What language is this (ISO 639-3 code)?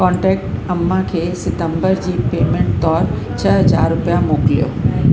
snd